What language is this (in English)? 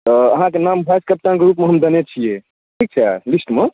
Maithili